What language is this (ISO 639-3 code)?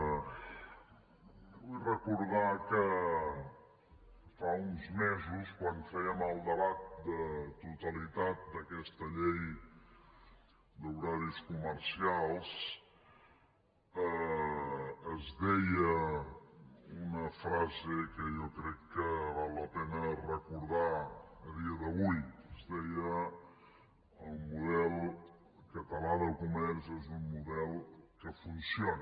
cat